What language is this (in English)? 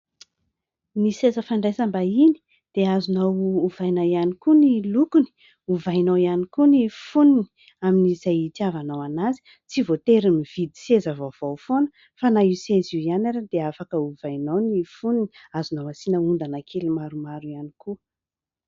Malagasy